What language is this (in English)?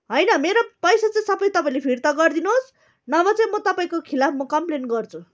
Nepali